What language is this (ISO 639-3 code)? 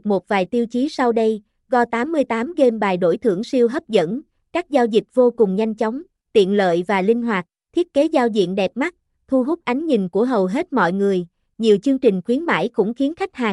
vie